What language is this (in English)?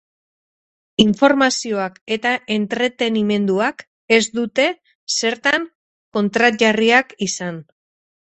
Basque